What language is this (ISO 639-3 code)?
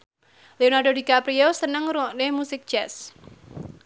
jav